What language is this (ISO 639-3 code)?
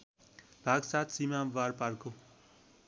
nep